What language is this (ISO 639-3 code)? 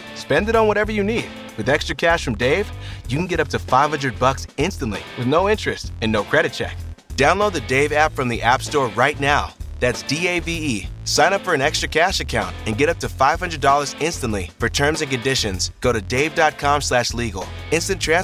ita